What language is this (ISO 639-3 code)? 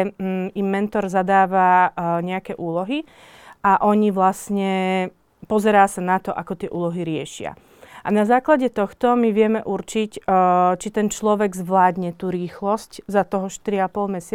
slk